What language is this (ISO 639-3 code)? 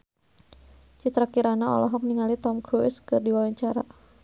sun